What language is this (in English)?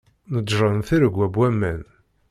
Kabyle